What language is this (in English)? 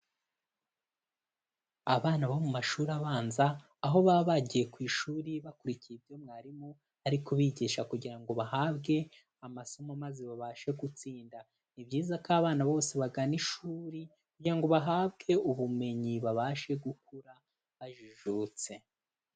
Kinyarwanda